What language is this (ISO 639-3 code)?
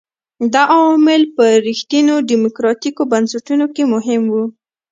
pus